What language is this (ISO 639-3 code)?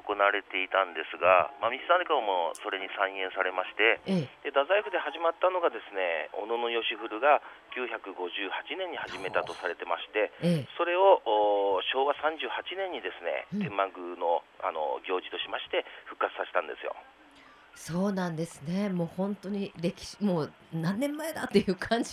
jpn